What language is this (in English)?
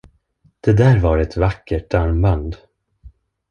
Swedish